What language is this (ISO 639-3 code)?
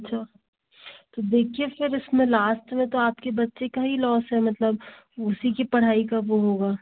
hin